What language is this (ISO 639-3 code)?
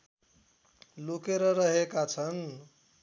nep